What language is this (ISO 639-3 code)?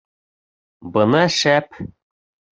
bak